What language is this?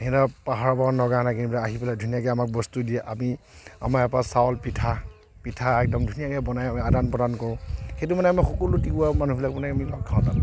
Assamese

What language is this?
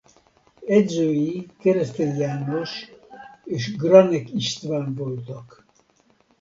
Hungarian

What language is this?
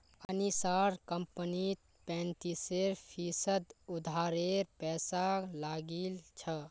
Magahi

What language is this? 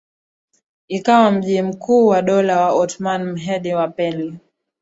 Swahili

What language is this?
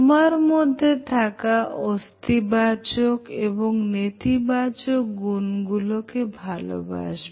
Bangla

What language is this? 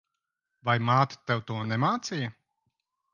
Latvian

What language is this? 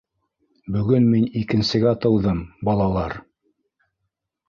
Bashkir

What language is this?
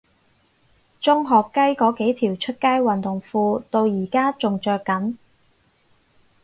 Cantonese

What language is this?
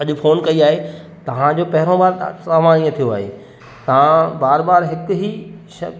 Sindhi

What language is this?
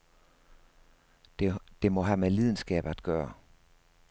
Danish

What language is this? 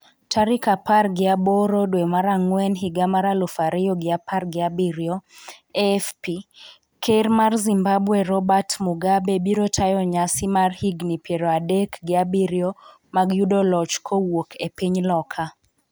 Luo (Kenya and Tanzania)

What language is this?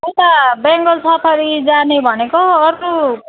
Nepali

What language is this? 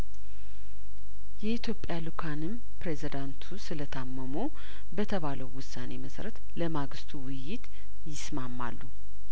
Amharic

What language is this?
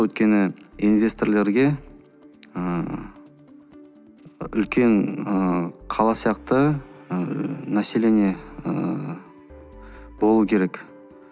Kazakh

